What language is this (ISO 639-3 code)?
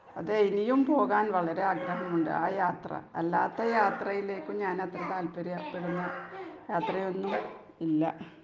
mal